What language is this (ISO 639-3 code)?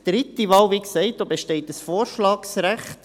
gsw